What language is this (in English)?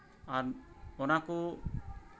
Santali